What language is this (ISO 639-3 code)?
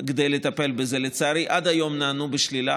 heb